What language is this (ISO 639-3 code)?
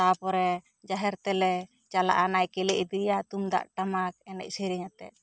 sat